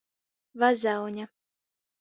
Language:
Latgalian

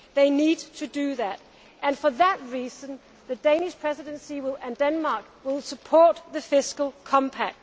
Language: English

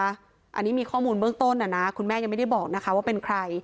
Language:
Thai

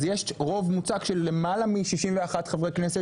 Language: Hebrew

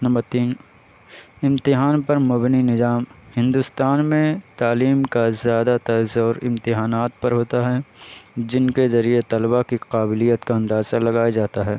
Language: Urdu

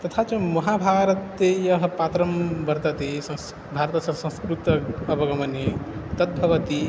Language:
Sanskrit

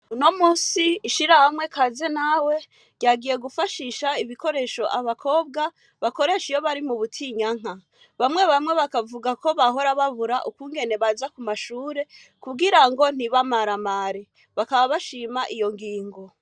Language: Rundi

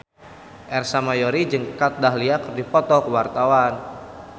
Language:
Sundanese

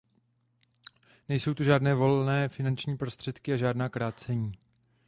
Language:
Czech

